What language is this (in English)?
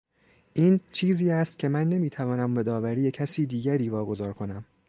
Persian